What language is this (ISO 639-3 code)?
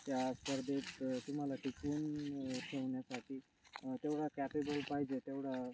mar